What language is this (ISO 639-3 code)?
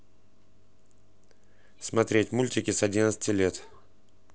rus